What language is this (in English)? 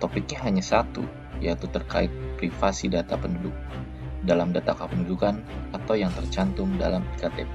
Indonesian